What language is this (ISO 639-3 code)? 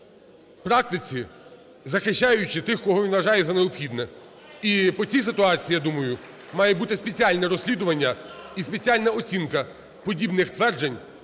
ukr